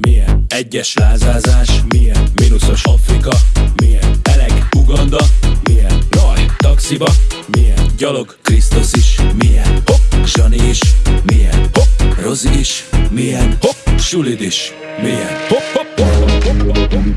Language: Hungarian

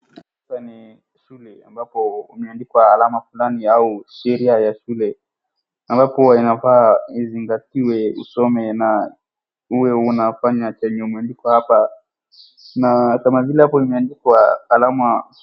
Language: Swahili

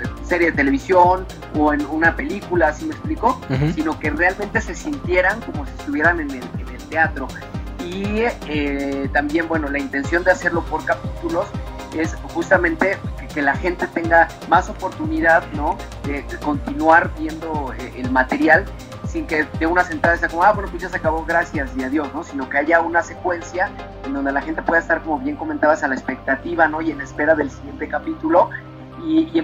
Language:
Spanish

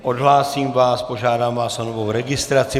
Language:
Czech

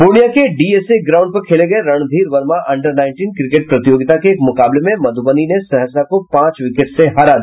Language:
Hindi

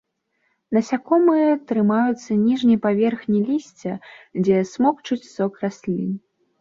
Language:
Belarusian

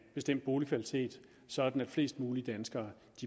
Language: Danish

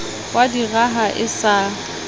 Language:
Southern Sotho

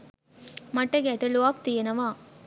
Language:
Sinhala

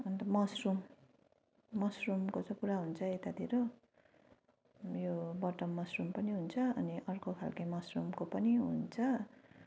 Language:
Nepali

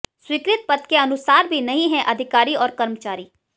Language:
Hindi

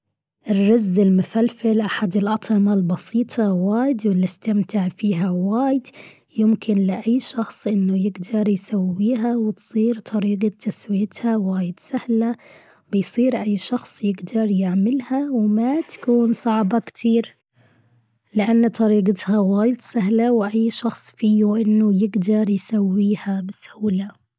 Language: Gulf Arabic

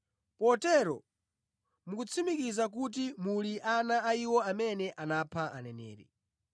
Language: Nyanja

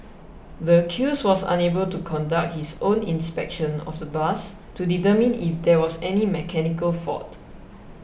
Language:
English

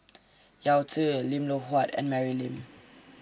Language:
English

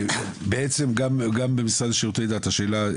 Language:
Hebrew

